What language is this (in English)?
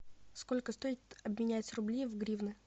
Russian